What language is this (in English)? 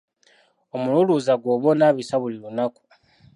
Ganda